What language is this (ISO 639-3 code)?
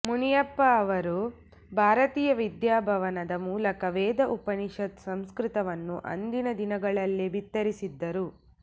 kan